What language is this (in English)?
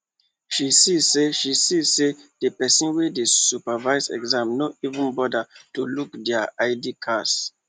Nigerian Pidgin